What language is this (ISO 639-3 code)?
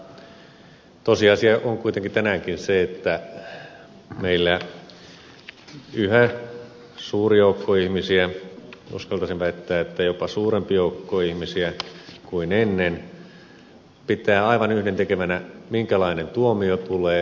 fin